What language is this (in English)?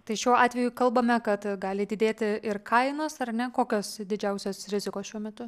Lithuanian